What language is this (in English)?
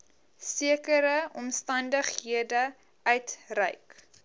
Afrikaans